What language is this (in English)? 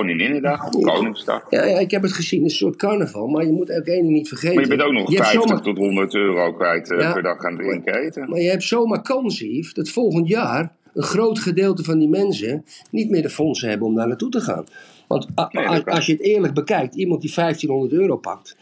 Dutch